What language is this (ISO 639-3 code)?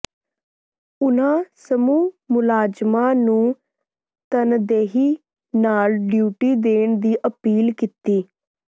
pan